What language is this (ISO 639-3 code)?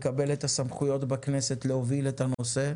heb